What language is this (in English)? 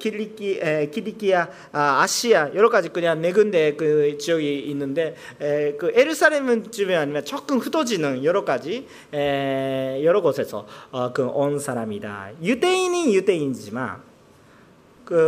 Korean